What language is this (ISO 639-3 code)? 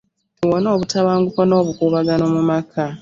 lug